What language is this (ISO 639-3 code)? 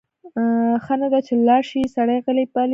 pus